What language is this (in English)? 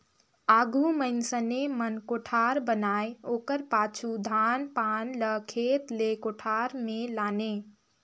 Chhattisgarhi